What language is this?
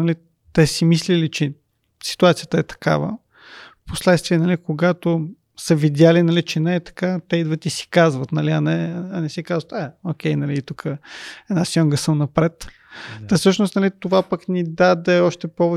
Bulgarian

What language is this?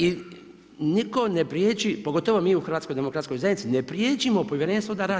Croatian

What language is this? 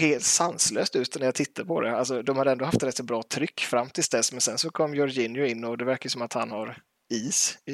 Swedish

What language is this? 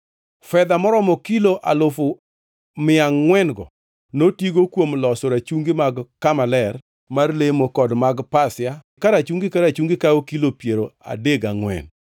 Luo (Kenya and Tanzania)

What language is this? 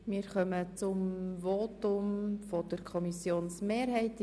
Swiss German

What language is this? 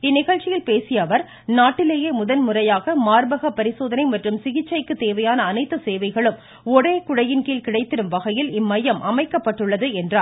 Tamil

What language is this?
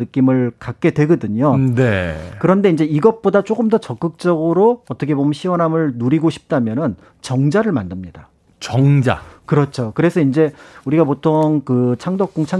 Korean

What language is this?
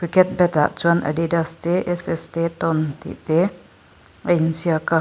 Mizo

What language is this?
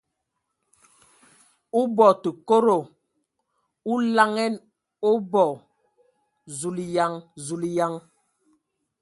Ewondo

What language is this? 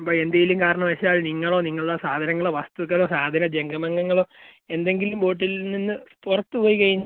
Malayalam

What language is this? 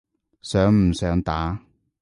Cantonese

